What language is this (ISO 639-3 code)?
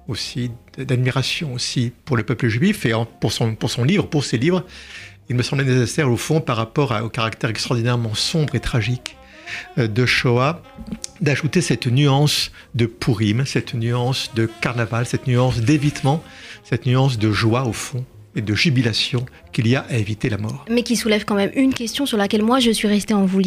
fra